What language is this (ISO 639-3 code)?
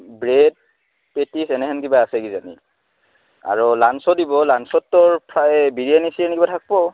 asm